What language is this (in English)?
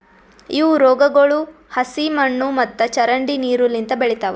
Kannada